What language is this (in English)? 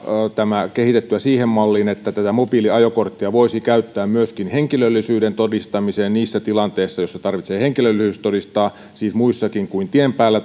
Finnish